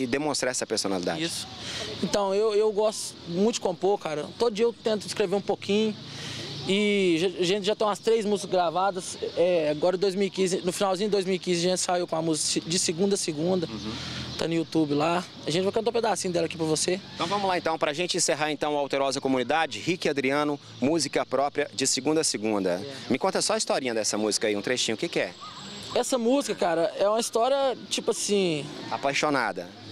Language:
Portuguese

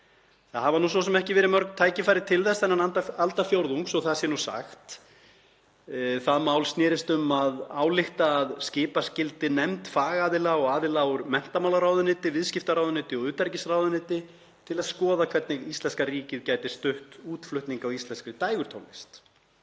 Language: Icelandic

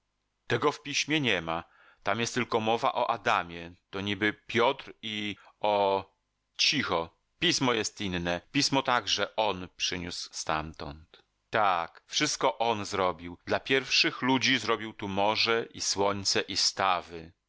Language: Polish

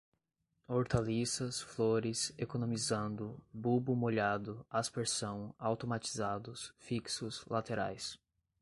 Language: Portuguese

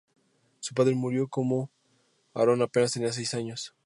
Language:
Spanish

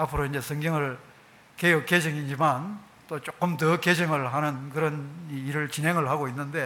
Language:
Korean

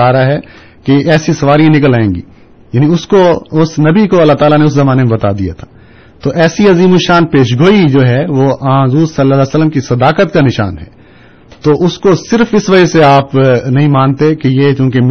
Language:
Urdu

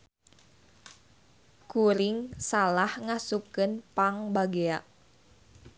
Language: Sundanese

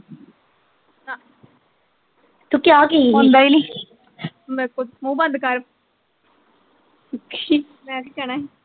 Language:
Punjabi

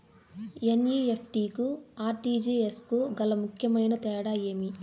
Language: Telugu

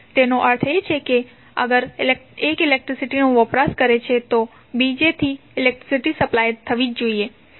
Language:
Gujarati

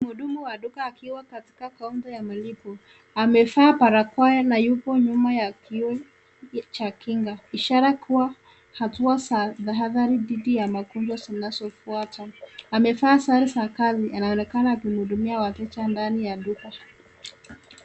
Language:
Swahili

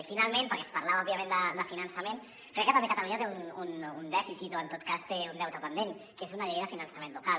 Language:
Catalan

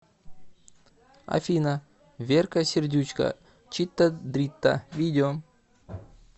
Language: Russian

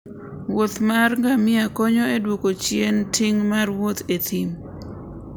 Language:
Luo (Kenya and Tanzania)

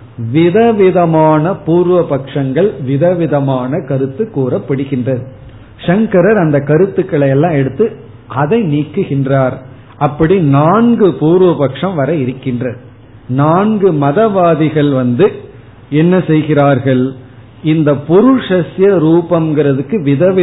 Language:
Tamil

